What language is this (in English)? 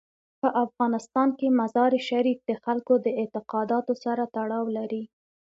Pashto